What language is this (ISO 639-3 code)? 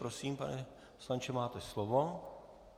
ces